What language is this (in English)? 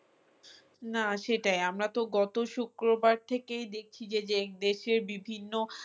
Bangla